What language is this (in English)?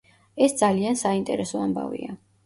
Georgian